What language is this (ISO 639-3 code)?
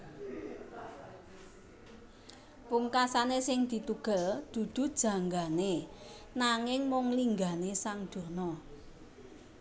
jav